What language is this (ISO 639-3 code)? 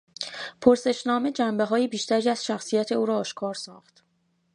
fas